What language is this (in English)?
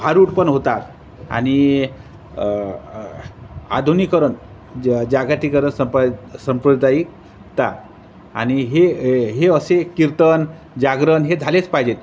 Marathi